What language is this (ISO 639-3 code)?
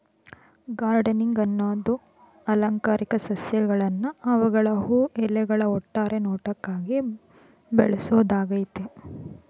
kan